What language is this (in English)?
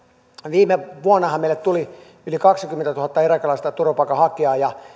Finnish